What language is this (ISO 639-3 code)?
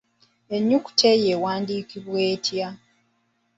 lug